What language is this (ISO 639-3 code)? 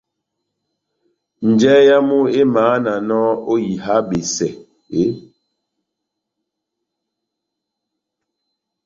bnm